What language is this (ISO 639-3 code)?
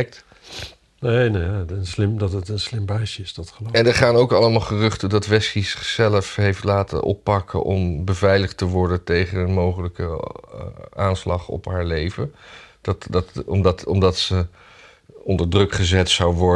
nld